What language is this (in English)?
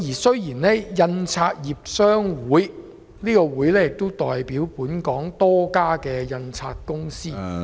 Cantonese